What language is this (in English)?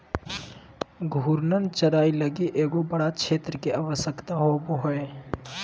Magahi